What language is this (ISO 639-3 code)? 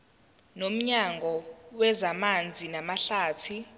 zul